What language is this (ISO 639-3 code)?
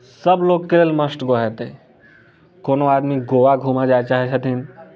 mai